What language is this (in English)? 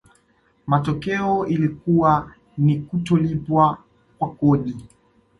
Swahili